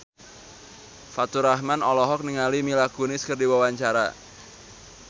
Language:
Sundanese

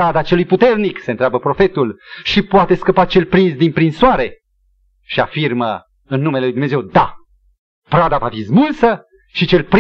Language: Romanian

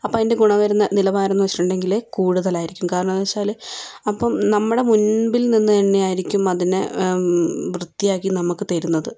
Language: Malayalam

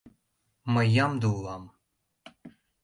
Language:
Mari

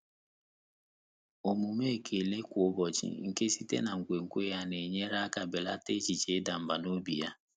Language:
Igbo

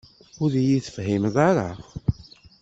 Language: Kabyle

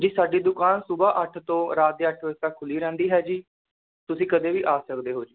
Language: Punjabi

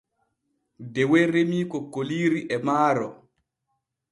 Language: Borgu Fulfulde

